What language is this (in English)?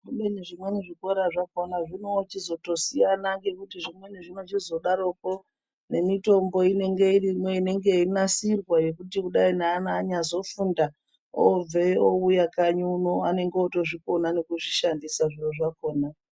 Ndau